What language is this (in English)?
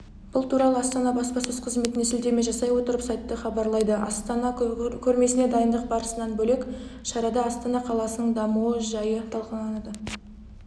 Kazakh